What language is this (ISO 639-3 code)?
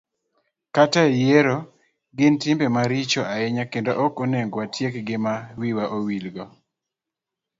luo